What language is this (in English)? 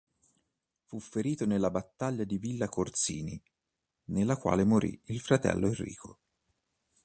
Italian